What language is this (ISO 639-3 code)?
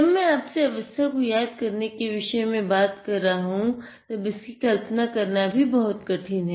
hin